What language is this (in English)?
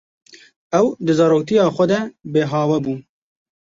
Kurdish